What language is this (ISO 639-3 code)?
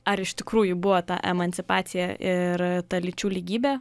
lit